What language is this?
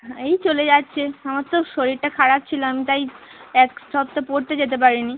Bangla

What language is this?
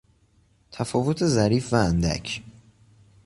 Persian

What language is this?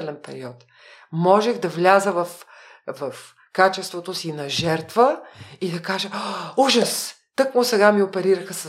Bulgarian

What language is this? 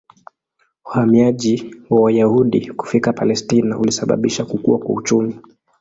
Swahili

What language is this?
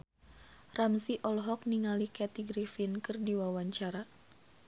Sundanese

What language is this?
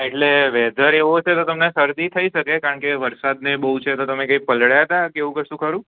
Gujarati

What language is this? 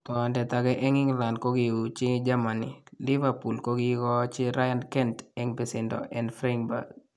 Kalenjin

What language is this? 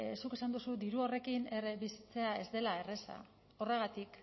Basque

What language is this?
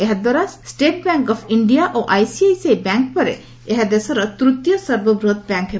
Odia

